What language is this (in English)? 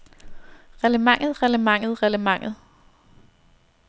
Danish